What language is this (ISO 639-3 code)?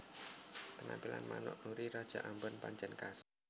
jav